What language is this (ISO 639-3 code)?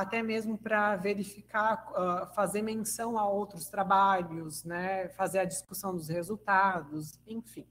por